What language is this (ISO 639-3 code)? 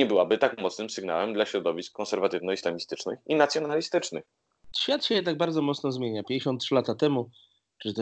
pol